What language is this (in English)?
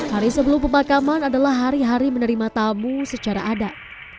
Indonesian